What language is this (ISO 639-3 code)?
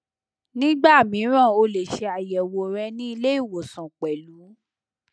yor